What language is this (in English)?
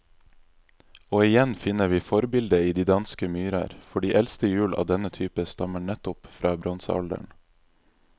Norwegian